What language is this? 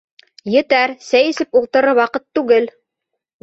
Bashkir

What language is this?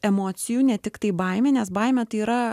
Lithuanian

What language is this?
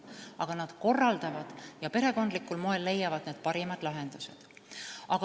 Estonian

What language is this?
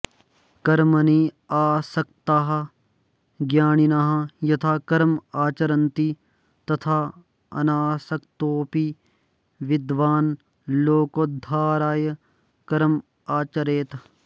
Sanskrit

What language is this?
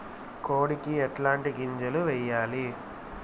Telugu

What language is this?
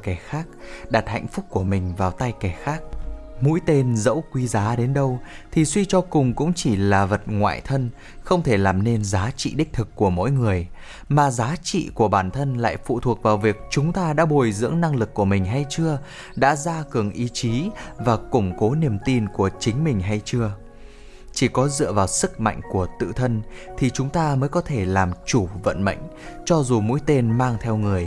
Vietnamese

